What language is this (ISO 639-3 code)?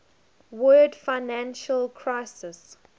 eng